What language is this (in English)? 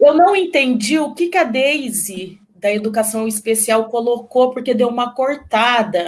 Portuguese